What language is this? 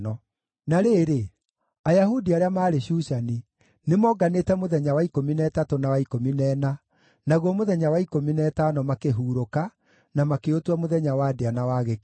Kikuyu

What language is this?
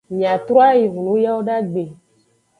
Aja (Benin)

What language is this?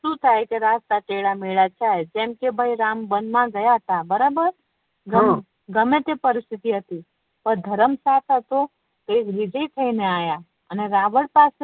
Gujarati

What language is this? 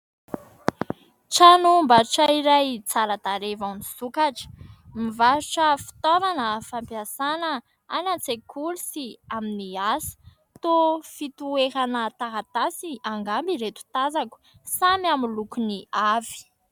Malagasy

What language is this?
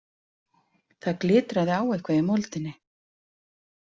Icelandic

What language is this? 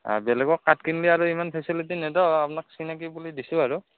Assamese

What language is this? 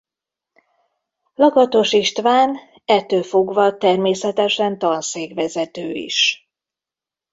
Hungarian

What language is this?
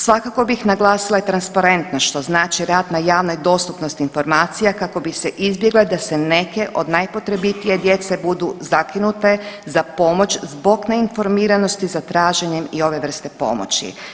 Croatian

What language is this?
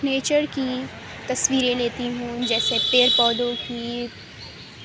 Urdu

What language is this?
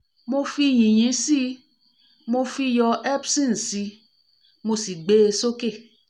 Yoruba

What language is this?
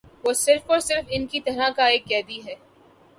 Urdu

